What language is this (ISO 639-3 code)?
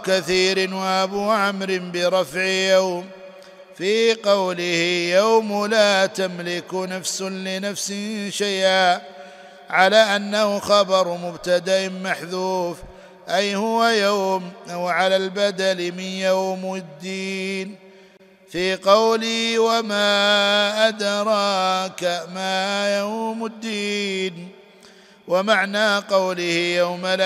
ara